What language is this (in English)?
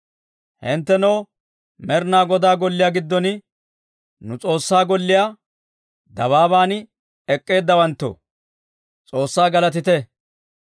Dawro